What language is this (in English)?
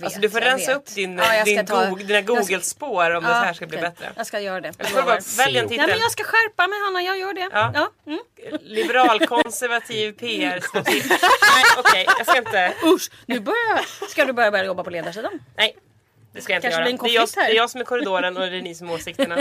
Swedish